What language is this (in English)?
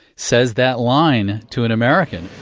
English